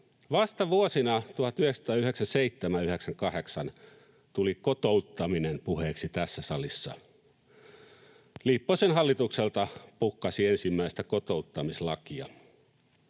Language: Finnish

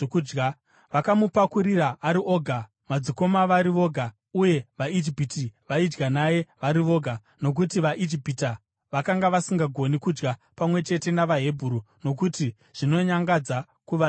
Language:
Shona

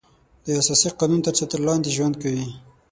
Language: Pashto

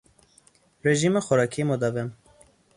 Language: Persian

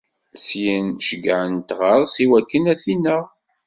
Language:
Kabyle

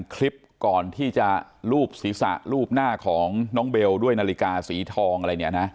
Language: Thai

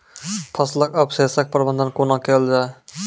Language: Maithili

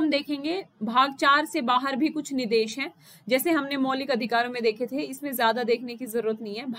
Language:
Hindi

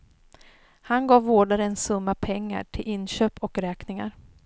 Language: Swedish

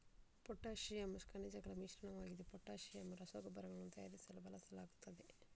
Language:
Kannada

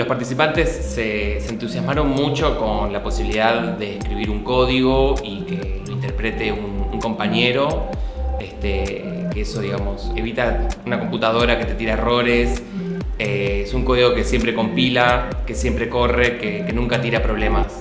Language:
Spanish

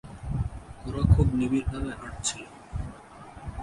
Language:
Bangla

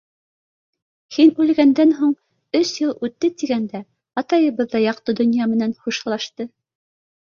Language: Bashkir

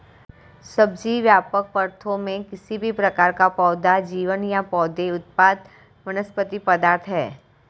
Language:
Hindi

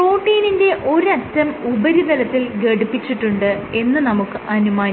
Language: Malayalam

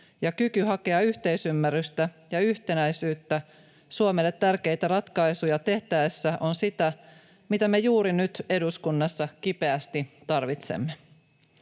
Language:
Finnish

